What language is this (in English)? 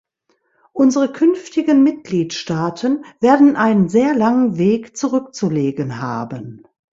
German